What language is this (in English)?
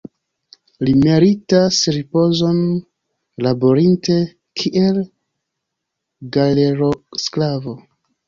Esperanto